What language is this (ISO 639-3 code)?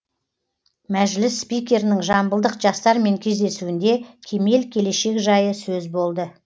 kaz